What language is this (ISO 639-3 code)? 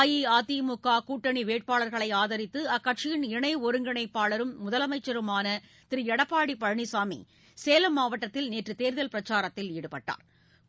tam